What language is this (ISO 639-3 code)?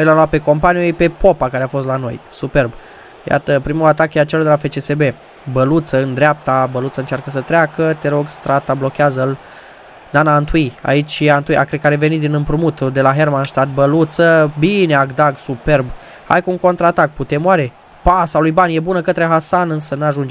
ron